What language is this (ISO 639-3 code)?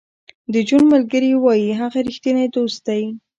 pus